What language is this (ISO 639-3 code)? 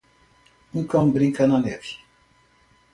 por